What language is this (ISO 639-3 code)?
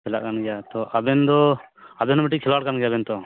sat